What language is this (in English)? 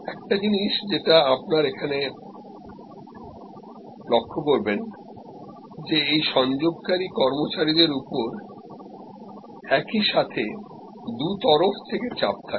Bangla